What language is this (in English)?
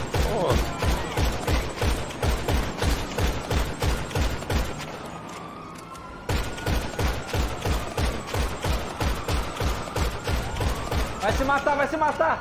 Portuguese